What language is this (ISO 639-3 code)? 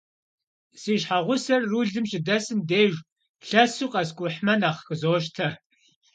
kbd